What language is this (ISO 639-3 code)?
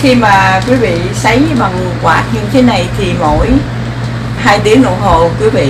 vie